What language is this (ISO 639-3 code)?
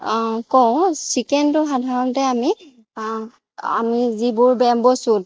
asm